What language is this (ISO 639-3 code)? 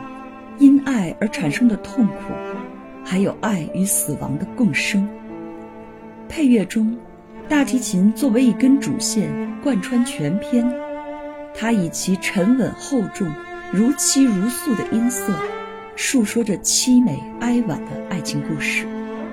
zho